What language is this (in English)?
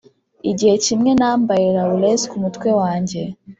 Kinyarwanda